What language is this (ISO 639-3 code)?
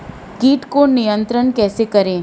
hin